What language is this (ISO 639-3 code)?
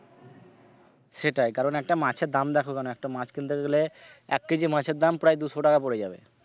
ben